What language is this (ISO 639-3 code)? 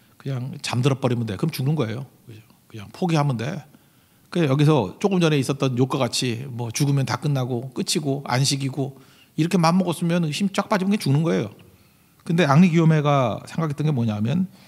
kor